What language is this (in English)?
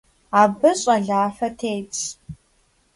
Kabardian